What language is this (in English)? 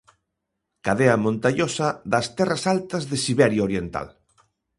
Galician